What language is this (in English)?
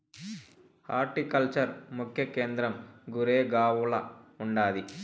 Telugu